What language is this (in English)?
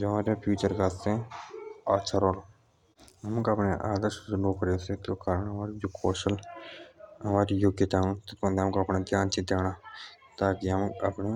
Jaunsari